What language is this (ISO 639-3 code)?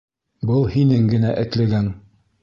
bak